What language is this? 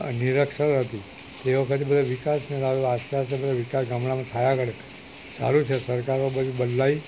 Gujarati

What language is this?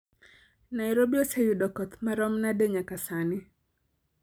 Luo (Kenya and Tanzania)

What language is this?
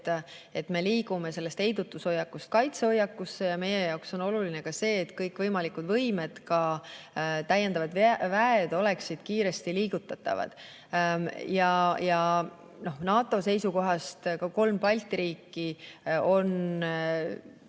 Estonian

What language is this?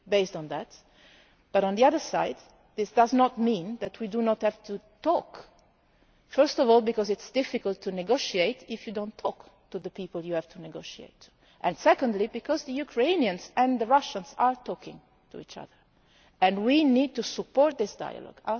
English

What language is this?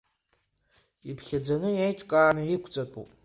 Abkhazian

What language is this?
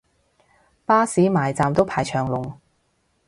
Cantonese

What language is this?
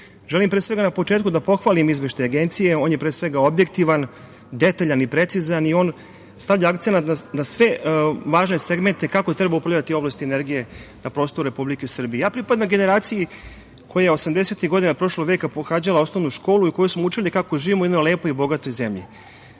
Serbian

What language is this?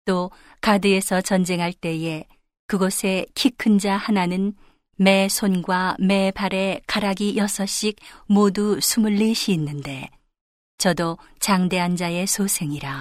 Korean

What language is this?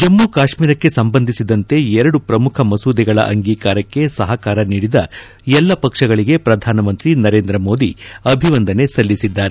Kannada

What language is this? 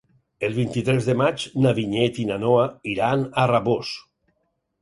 Catalan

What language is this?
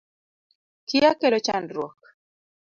Luo (Kenya and Tanzania)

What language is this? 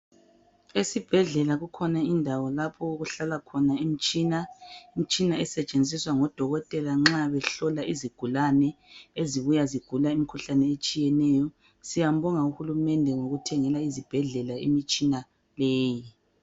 North Ndebele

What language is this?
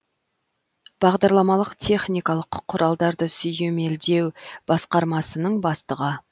Kazakh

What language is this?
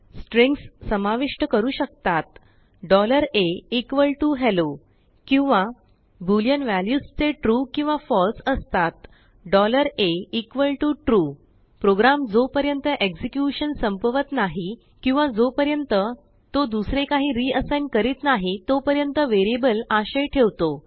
Marathi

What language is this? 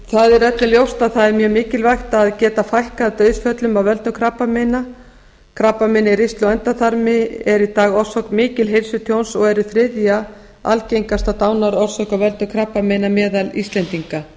Icelandic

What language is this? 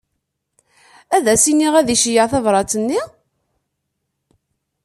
Kabyle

